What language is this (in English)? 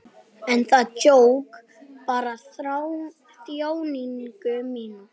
Icelandic